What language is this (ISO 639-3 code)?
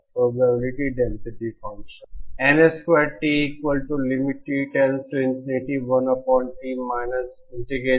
hin